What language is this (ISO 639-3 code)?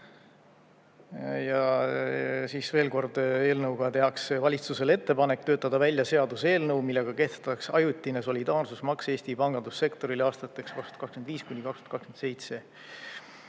est